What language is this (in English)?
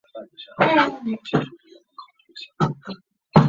Chinese